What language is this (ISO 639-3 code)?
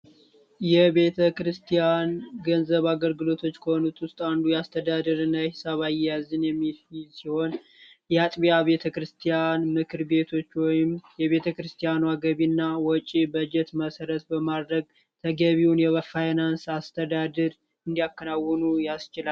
amh